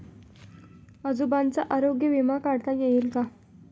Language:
Marathi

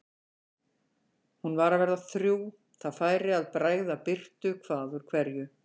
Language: Icelandic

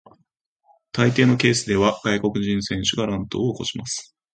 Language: Japanese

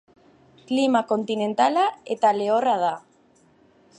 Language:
Basque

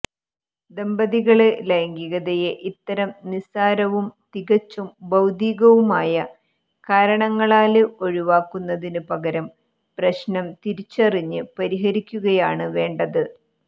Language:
Malayalam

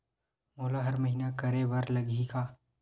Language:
Chhattisgarhi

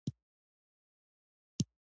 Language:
Pashto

